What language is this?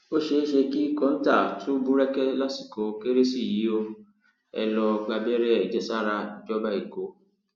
Yoruba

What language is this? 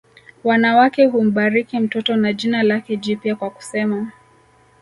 Swahili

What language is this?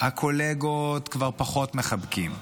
Hebrew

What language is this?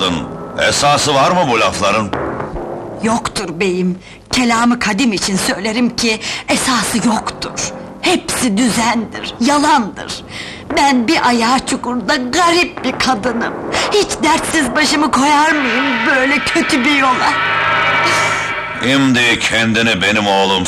Turkish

